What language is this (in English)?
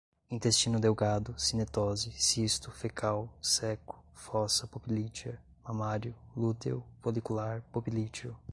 Portuguese